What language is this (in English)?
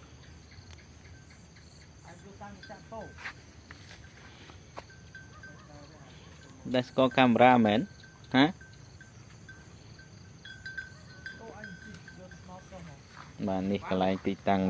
Vietnamese